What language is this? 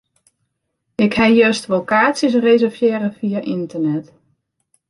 Western Frisian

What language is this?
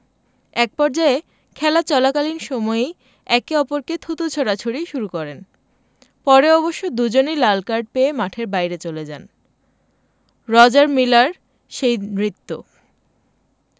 Bangla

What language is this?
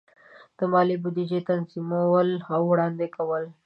Pashto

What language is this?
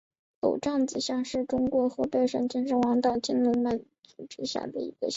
Chinese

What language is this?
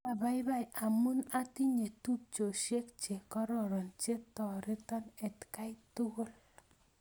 Kalenjin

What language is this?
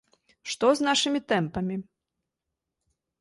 Belarusian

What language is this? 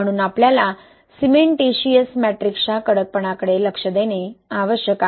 Marathi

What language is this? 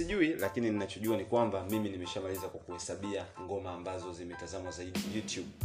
Swahili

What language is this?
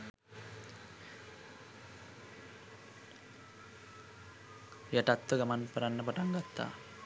Sinhala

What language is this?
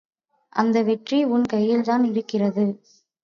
Tamil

